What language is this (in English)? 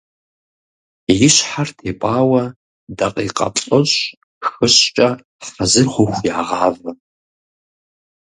Kabardian